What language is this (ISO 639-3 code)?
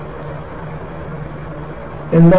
mal